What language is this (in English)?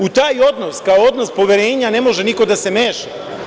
Serbian